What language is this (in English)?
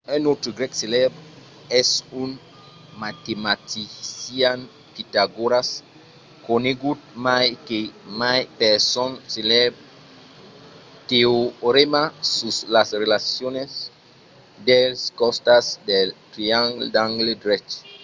Occitan